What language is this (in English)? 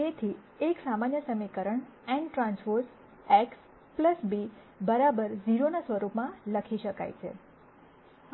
Gujarati